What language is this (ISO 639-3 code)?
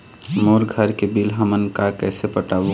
hne